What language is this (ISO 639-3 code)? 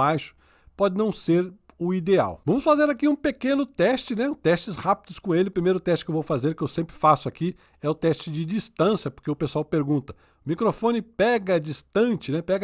por